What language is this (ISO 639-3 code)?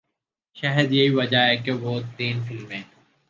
urd